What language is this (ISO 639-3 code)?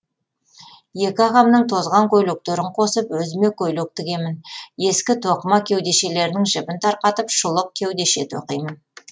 kaz